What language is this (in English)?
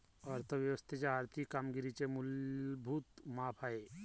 Marathi